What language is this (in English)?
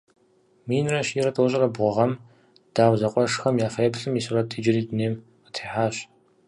Kabardian